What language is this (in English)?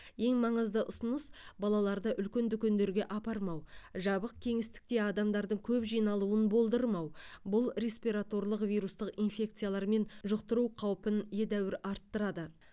Kazakh